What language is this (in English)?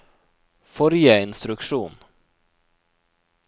Norwegian